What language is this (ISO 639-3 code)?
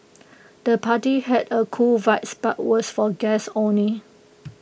eng